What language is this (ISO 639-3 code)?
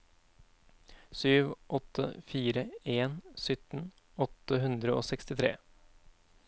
nor